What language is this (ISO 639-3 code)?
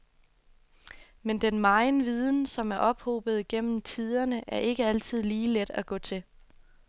dan